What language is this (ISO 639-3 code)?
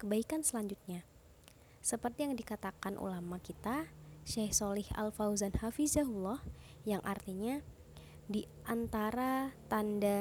ind